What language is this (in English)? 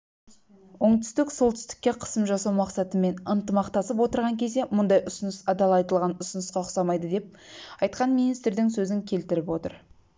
Kazakh